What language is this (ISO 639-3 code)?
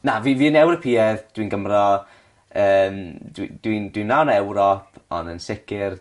cym